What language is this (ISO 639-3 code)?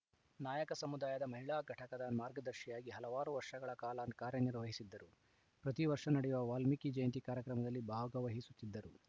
kan